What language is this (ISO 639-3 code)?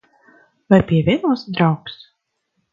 lav